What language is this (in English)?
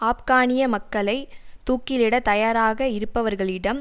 Tamil